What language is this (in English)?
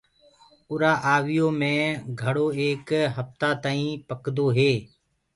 Gurgula